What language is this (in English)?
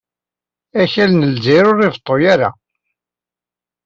Kabyle